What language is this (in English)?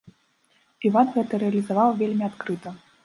Belarusian